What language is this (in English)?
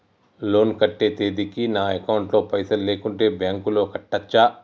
Telugu